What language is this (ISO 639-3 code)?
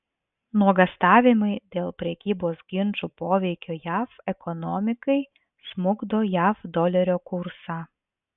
lit